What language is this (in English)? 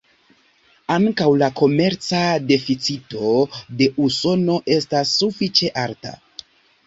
Esperanto